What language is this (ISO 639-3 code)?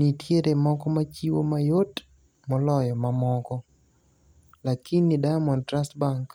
luo